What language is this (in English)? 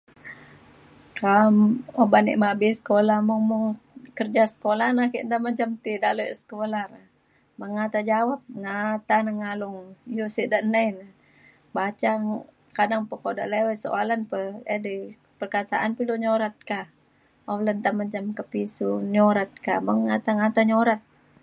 Mainstream Kenyah